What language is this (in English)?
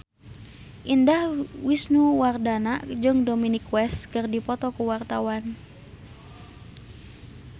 Sundanese